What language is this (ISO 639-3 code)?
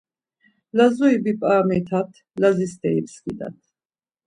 lzz